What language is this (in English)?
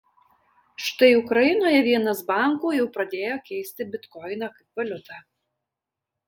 Lithuanian